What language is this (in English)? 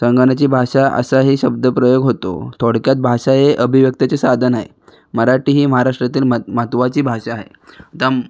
Marathi